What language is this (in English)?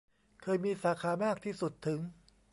Thai